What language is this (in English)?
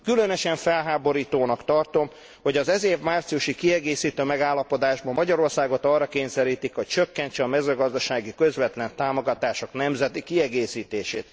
Hungarian